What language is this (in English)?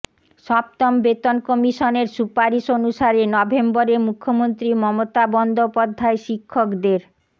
Bangla